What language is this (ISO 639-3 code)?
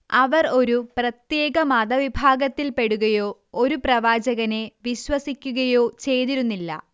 mal